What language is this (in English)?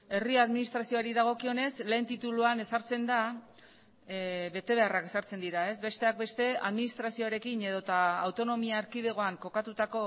Basque